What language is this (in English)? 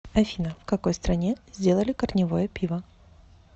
Russian